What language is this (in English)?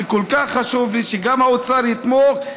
Hebrew